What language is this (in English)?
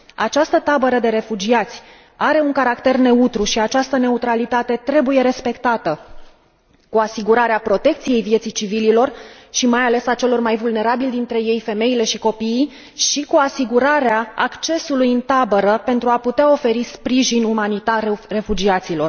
Romanian